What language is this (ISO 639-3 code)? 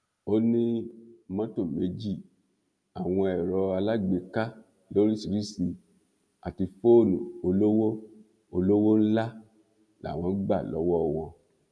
yor